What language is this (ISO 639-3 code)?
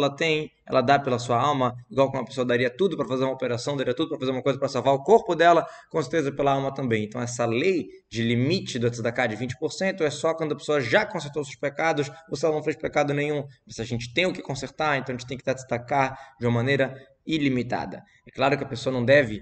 por